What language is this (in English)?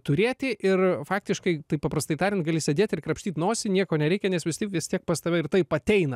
Lithuanian